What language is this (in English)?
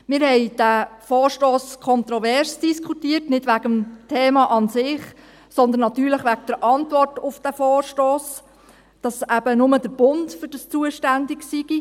Swiss German